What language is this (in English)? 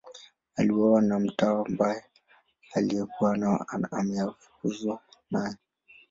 Swahili